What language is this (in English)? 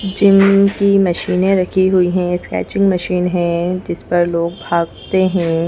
Hindi